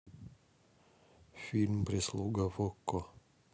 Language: Russian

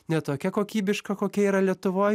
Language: Lithuanian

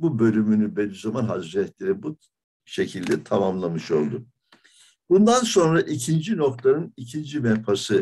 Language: Turkish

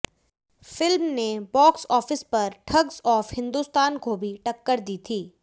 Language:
Hindi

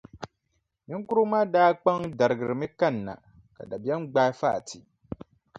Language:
Dagbani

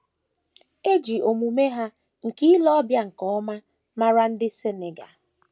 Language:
Igbo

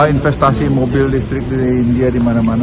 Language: Indonesian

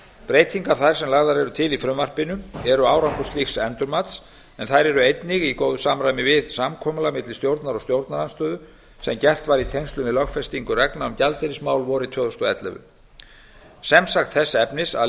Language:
Icelandic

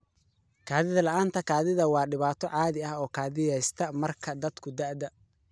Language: Somali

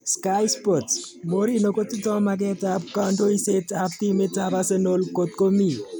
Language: Kalenjin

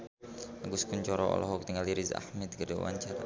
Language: Sundanese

